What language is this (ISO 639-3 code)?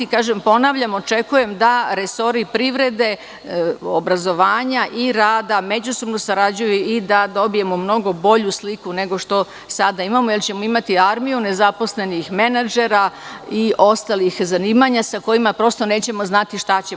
srp